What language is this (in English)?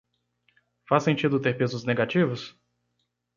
Portuguese